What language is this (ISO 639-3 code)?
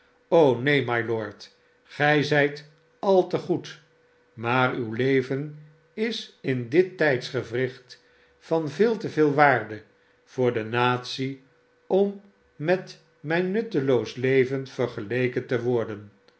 nld